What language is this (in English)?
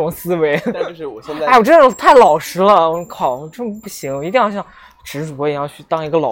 Chinese